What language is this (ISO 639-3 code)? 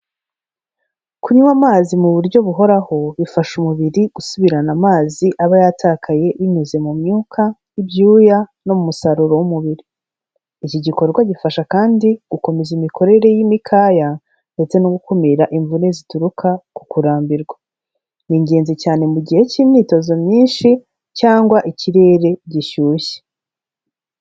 kin